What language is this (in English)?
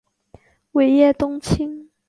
Chinese